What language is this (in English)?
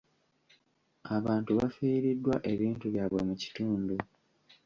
Ganda